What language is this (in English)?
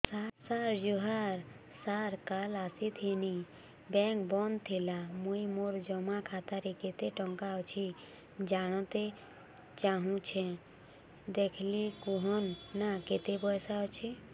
Odia